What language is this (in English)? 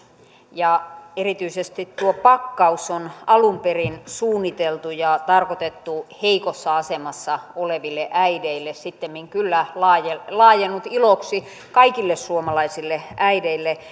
Finnish